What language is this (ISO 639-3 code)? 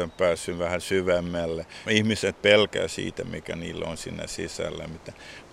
fin